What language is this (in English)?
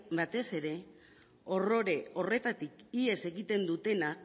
Basque